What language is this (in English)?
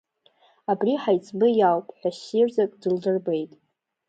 Abkhazian